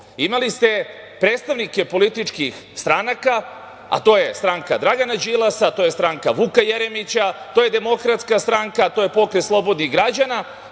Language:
Serbian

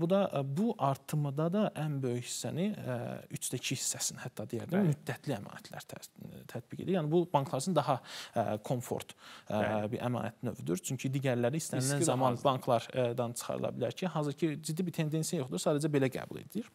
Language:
Turkish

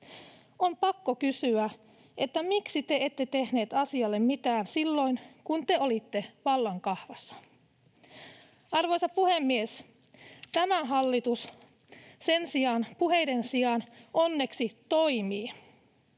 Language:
Finnish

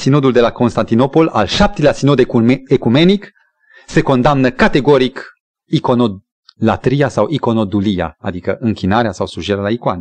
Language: Romanian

